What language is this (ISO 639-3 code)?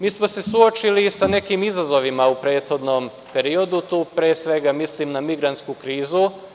srp